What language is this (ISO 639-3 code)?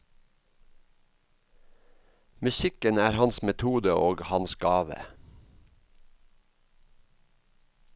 nor